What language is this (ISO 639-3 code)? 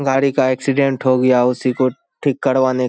hin